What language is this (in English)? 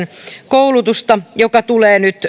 Finnish